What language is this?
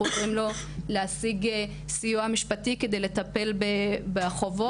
Hebrew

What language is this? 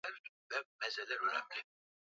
Swahili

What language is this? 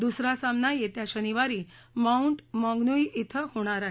Marathi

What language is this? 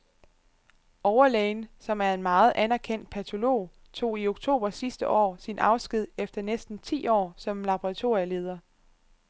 Danish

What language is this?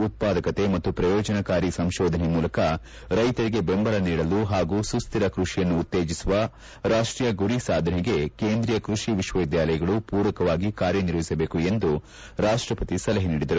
Kannada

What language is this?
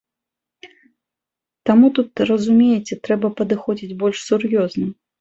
Belarusian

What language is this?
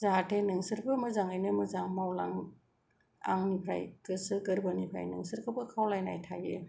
Bodo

